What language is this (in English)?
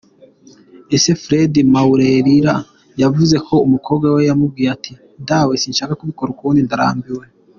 Kinyarwanda